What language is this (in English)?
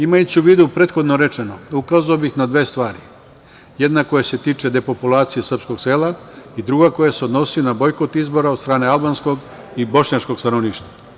Serbian